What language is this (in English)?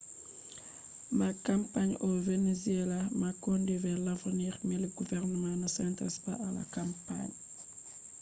Fula